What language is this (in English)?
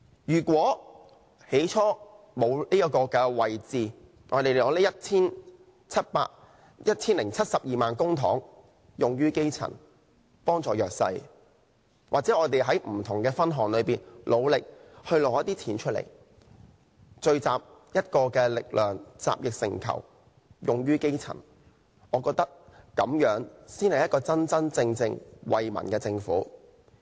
Cantonese